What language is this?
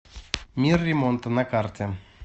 Russian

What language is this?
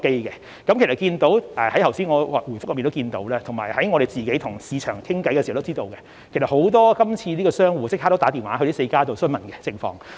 Cantonese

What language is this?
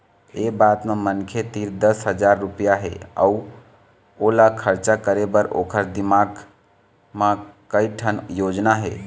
Chhattisgarhi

